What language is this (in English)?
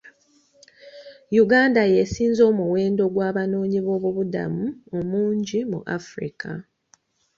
Ganda